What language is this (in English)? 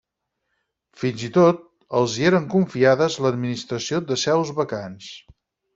Catalan